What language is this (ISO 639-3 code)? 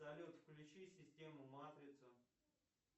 rus